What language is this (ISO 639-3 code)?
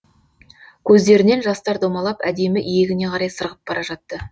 kaz